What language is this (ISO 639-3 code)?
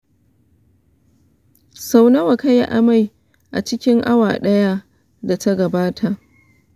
hau